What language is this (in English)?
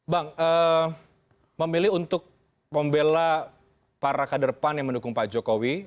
Indonesian